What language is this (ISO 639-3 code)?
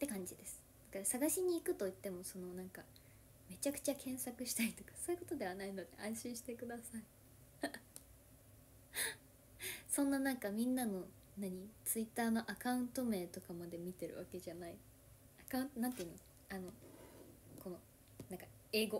jpn